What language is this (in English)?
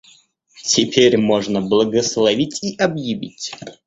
Russian